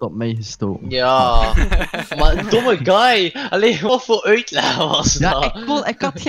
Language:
Dutch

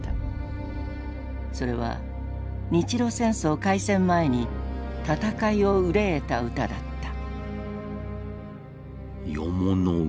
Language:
Japanese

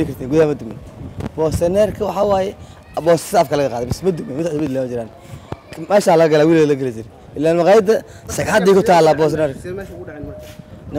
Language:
Arabic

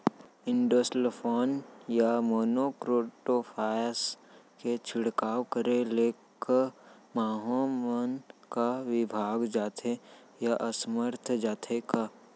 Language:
Chhattisgarhi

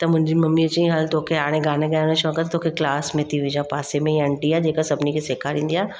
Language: Sindhi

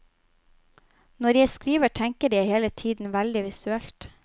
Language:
Norwegian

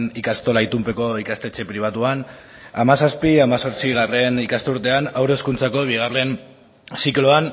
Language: Basque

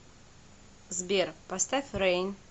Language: Russian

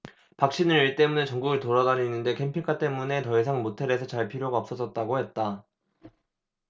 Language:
Korean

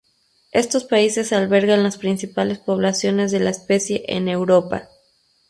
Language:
Spanish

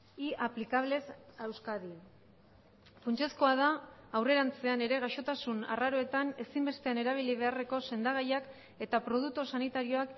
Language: Basque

